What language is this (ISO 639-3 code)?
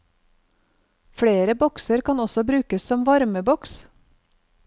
nor